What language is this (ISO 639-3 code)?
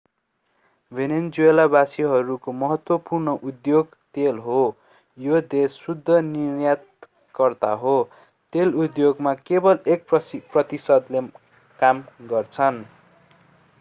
nep